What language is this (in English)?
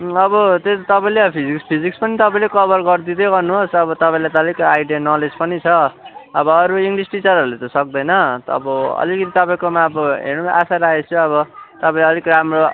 Nepali